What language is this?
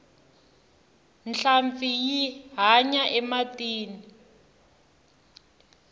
Tsonga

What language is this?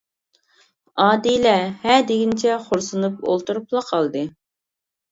Uyghur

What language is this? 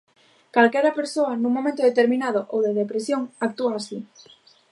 Galician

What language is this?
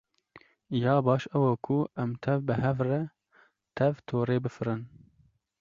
Kurdish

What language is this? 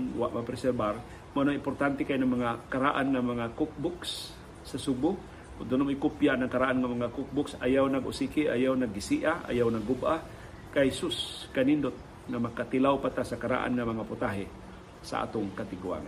Filipino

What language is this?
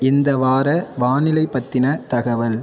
Tamil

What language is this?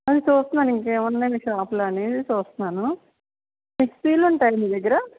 Telugu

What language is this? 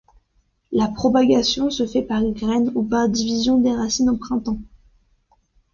French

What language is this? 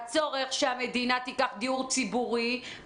Hebrew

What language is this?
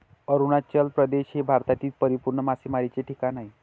Marathi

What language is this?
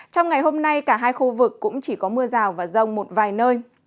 Vietnamese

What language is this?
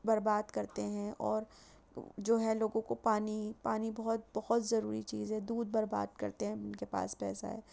Urdu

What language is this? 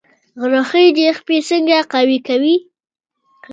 Pashto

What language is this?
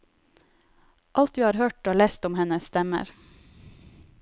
Norwegian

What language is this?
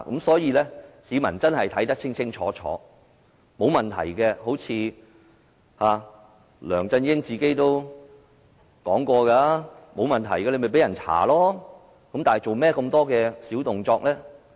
Cantonese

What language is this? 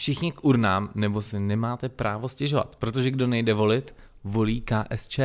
Czech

